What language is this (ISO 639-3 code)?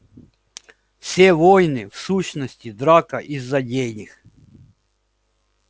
rus